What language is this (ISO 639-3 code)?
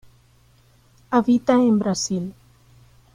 spa